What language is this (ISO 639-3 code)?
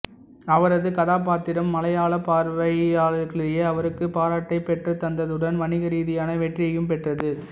tam